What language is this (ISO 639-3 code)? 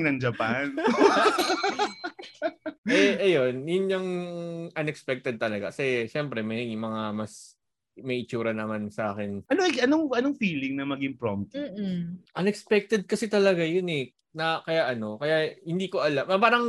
fil